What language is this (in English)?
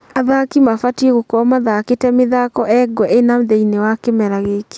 Kikuyu